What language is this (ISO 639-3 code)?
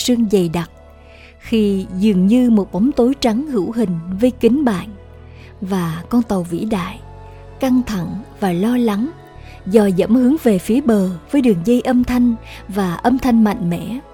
vie